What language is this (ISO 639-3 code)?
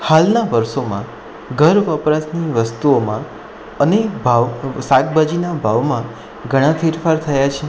guj